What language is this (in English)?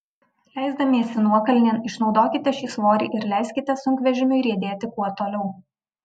Lithuanian